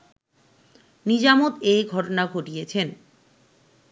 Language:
Bangla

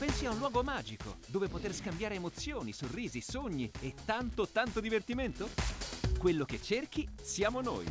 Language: Italian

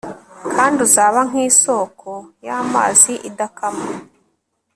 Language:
Kinyarwanda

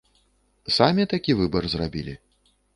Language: Belarusian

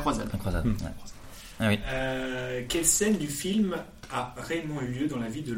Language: French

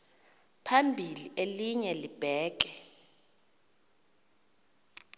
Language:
Xhosa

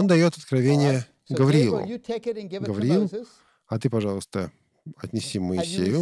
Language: Russian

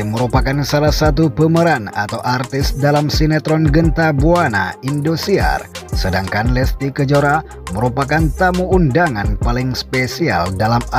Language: Indonesian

